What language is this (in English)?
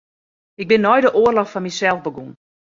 Western Frisian